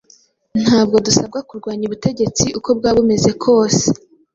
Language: Kinyarwanda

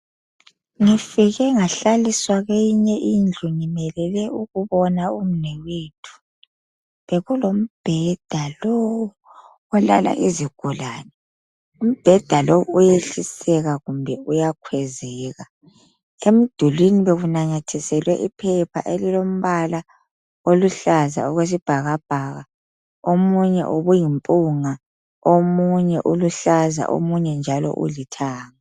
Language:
North Ndebele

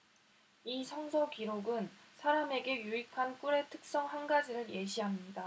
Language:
Korean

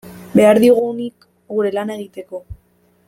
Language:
Basque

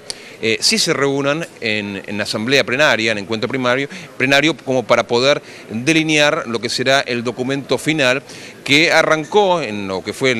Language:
Spanish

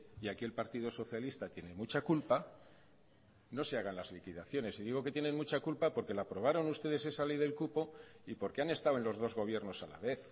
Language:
Spanish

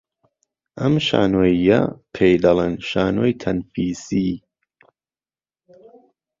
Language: Central Kurdish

